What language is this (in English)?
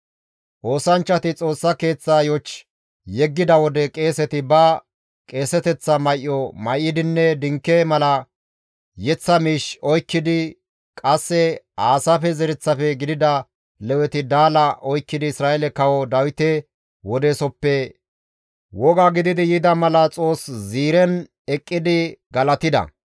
Gamo